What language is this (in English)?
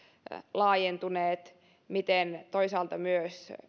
Finnish